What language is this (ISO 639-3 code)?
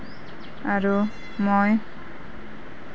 asm